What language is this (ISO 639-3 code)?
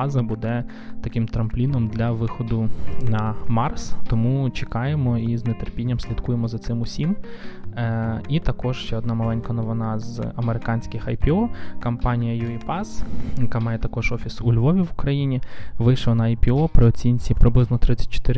ukr